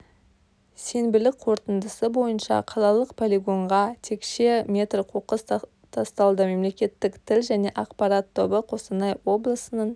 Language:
Kazakh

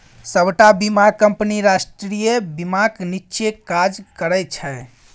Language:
Maithili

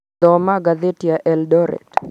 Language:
Kikuyu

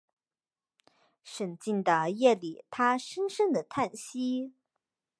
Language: Chinese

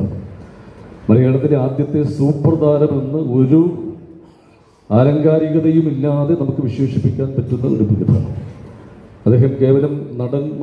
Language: Arabic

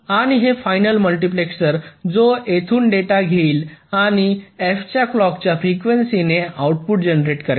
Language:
Marathi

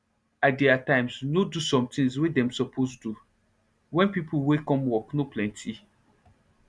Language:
Nigerian Pidgin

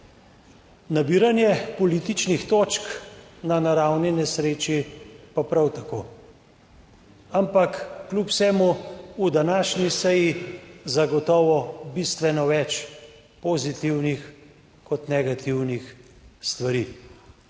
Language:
Slovenian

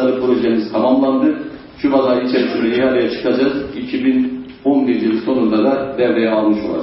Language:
Turkish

